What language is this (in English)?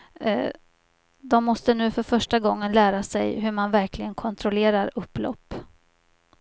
Swedish